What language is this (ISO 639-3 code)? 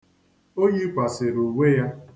ibo